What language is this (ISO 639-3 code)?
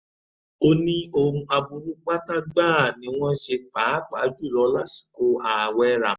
yor